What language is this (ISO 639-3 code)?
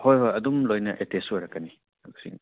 mni